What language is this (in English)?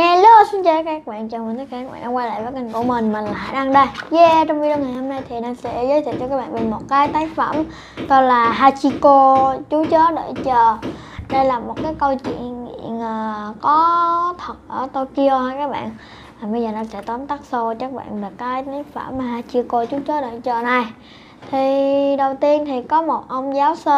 Vietnamese